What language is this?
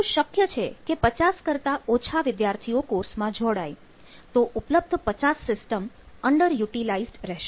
Gujarati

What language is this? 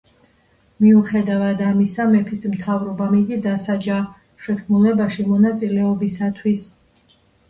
Georgian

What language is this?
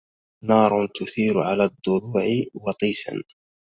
Arabic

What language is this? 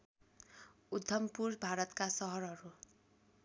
Nepali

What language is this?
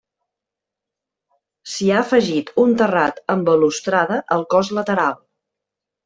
Catalan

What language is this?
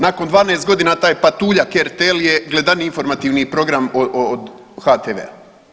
Croatian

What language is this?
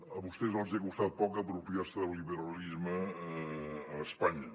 Catalan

